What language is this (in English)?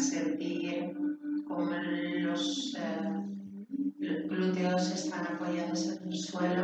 Spanish